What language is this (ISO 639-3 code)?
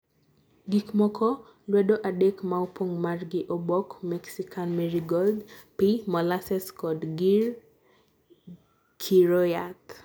luo